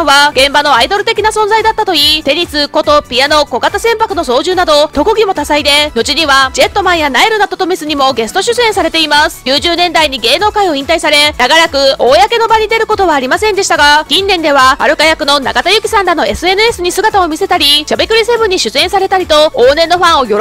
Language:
Japanese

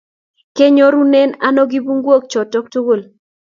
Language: Kalenjin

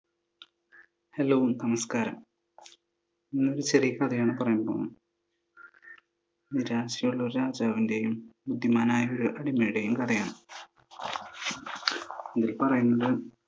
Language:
Malayalam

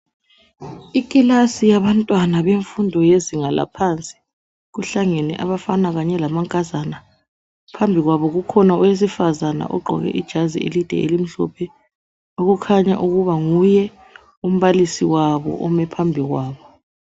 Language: North Ndebele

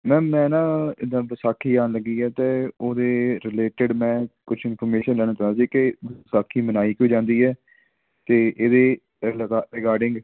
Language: Punjabi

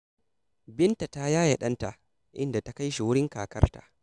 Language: Hausa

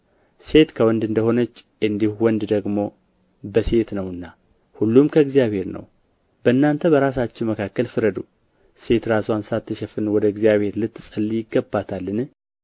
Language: Amharic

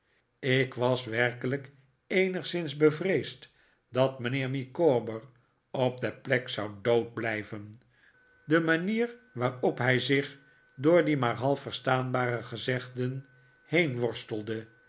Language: Dutch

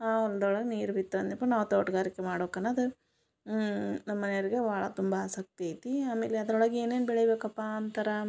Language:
Kannada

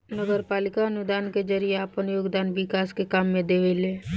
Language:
Bhojpuri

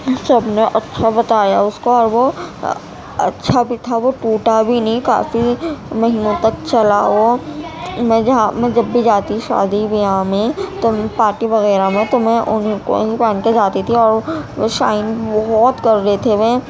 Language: Urdu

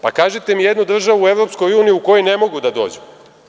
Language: Serbian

